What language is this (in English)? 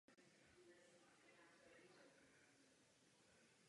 Czech